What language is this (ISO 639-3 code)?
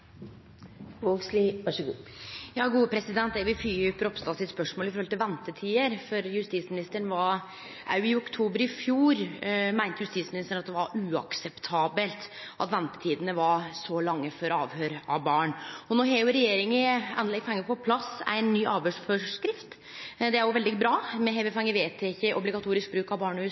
nno